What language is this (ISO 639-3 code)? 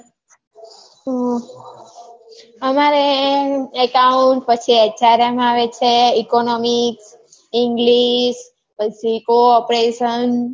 guj